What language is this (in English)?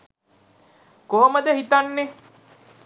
Sinhala